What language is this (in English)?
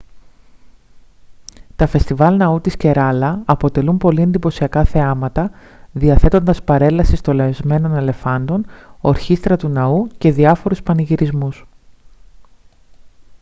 Greek